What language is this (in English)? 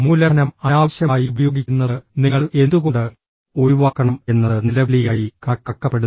Malayalam